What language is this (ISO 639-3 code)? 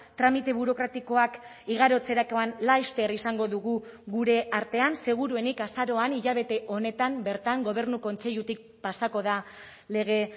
eus